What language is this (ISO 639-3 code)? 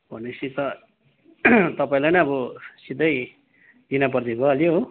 nep